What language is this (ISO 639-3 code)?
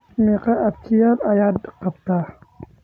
som